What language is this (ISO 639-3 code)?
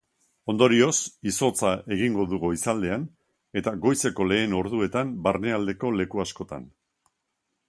eus